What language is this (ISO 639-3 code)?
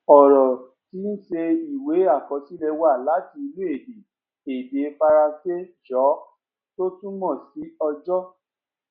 yor